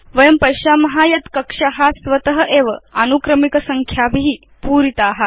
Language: Sanskrit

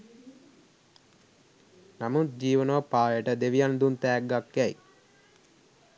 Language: Sinhala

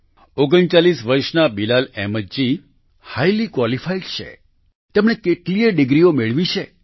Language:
Gujarati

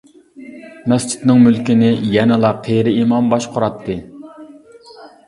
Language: Uyghur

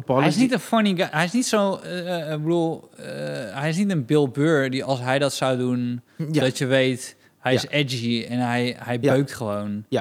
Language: Dutch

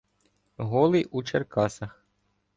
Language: Ukrainian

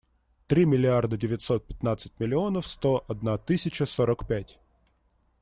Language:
Russian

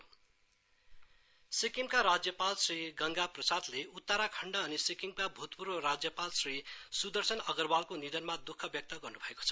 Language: Nepali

